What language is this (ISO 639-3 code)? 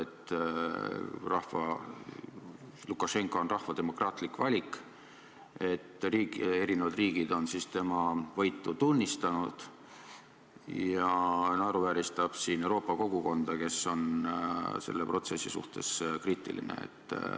est